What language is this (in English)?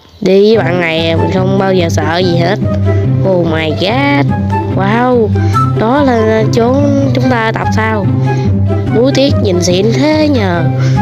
Vietnamese